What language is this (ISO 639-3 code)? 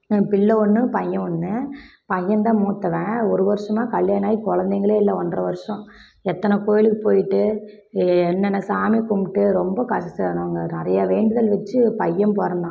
tam